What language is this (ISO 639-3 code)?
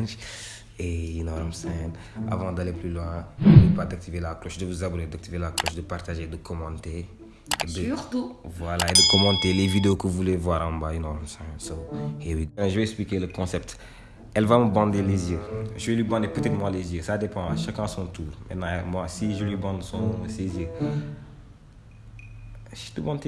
fra